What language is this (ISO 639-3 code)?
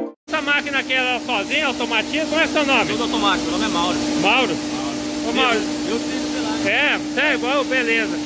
por